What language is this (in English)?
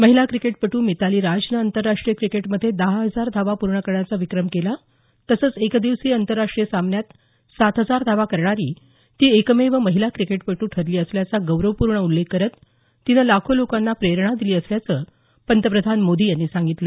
Marathi